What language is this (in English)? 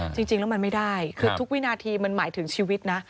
Thai